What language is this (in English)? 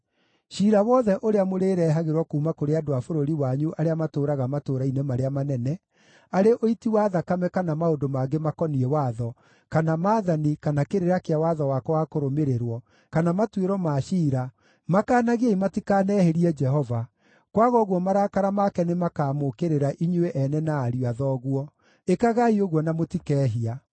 Kikuyu